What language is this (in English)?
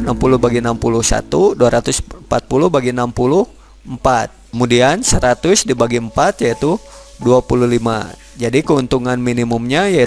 Indonesian